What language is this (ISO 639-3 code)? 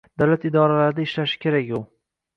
uzb